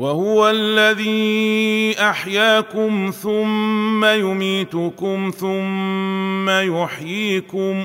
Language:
Arabic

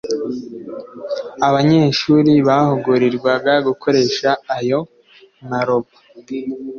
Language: Kinyarwanda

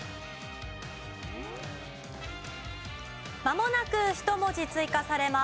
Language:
Japanese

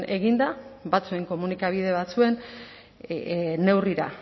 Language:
Basque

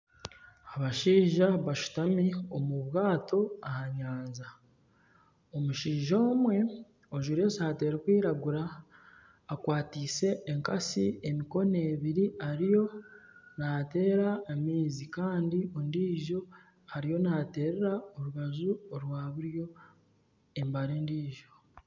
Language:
Nyankole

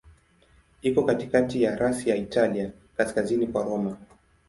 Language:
Swahili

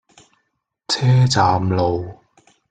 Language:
Cantonese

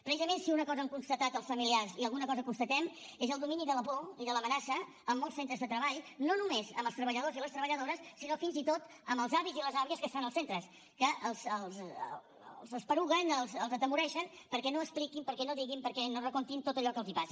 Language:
Catalan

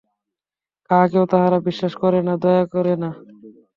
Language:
Bangla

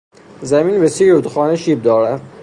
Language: Persian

